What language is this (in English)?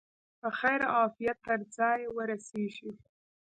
Pashto